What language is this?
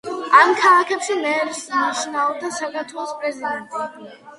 Georgian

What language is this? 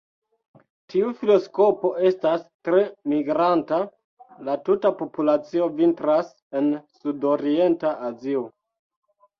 Esperanto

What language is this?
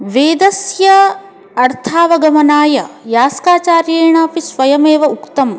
Sanskrit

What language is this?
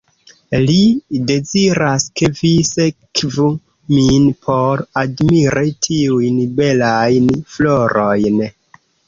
Esperanto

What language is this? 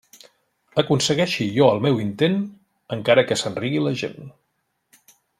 Catalan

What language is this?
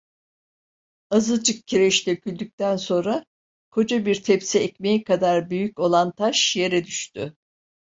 Turkish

